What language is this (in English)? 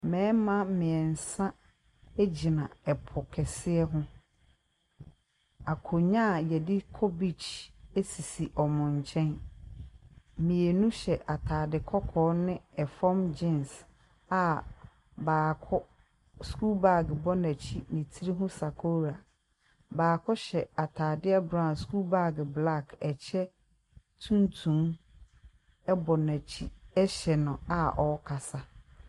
Akan